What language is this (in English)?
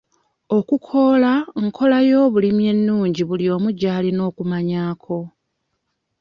Ganda